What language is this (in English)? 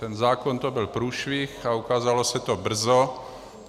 Czech